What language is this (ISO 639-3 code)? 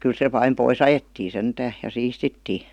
fin